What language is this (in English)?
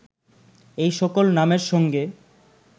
Bangla